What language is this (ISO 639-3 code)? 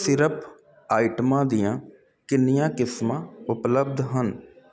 pan